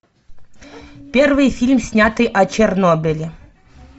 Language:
Russian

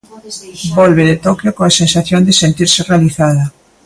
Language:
Galician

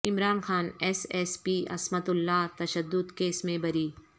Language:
Urdu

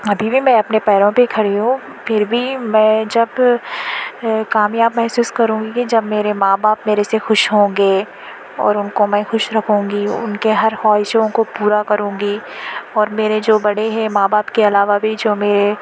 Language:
Urdu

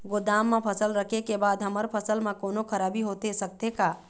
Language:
Chhattisgarhi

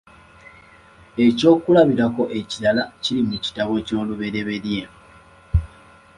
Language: Ganda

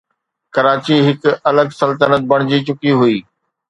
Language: Sindhi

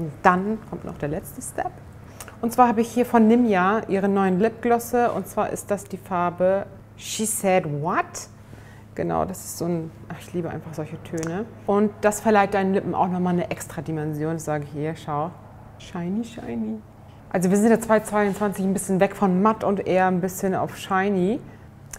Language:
German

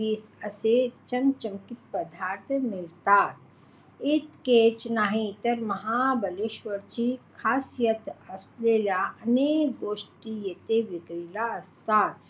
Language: Marathi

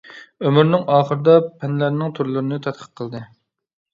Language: Uyghur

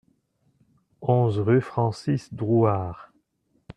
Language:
French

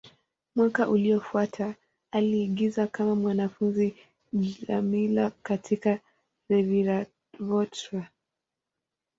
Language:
Swahili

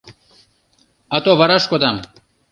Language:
Mari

